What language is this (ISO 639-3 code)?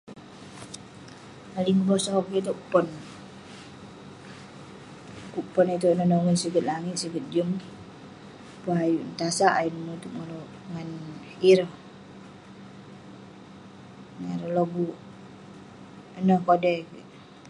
pne